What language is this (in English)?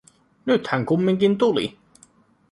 Finnish